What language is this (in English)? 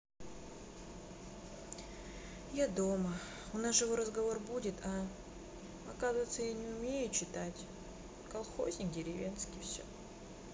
Russian